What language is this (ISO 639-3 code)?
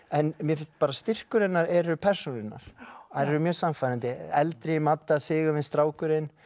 isl